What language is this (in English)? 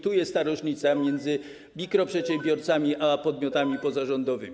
Polish